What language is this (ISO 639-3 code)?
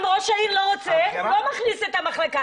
heb